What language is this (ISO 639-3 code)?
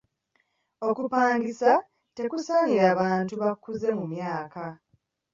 lug